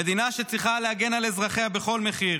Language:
Hebrew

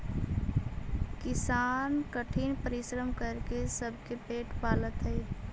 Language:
Magahi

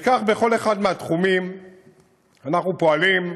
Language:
Hebrew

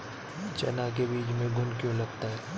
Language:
Hindi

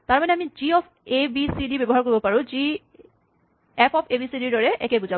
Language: Assamese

